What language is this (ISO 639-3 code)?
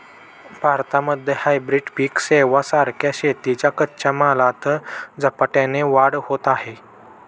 mar